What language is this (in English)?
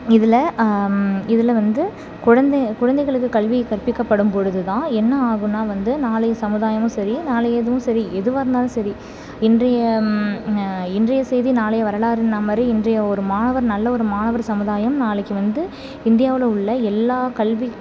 Tamil